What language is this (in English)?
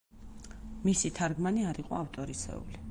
Georgian